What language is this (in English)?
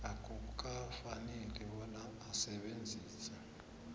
South Ndebele